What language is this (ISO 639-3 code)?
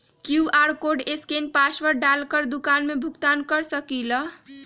mag